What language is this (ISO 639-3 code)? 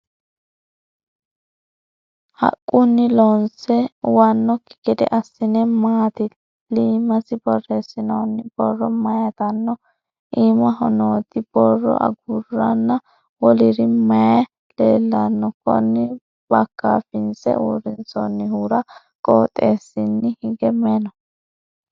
sid